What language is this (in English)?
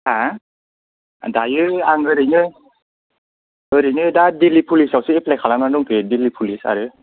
Bodo